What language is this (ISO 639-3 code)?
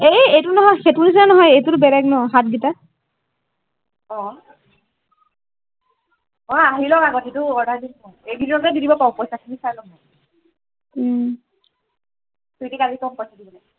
asm